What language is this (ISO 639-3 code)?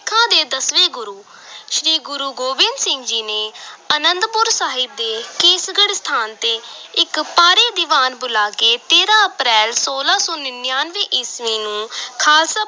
pan